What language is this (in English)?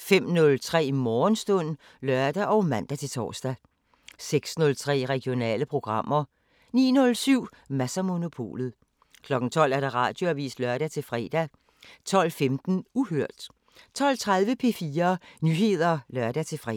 Danish